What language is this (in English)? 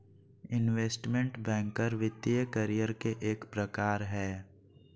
Magahi